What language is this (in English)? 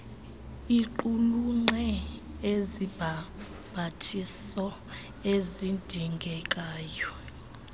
Xhosa